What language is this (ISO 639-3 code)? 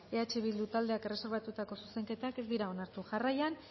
eus